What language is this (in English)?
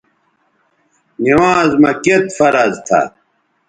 Bateri